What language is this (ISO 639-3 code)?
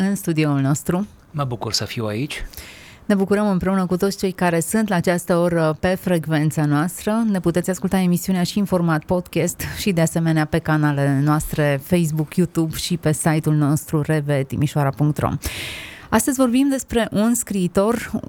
ron